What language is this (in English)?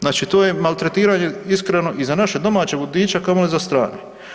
Croatian